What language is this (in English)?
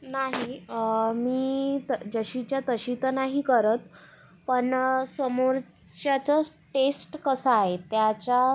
Marathi